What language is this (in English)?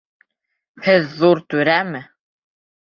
Bashkir